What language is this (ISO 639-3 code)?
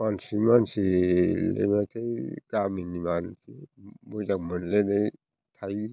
brx